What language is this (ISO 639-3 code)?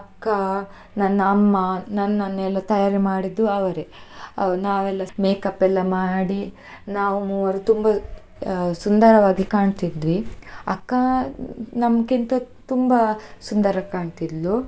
kan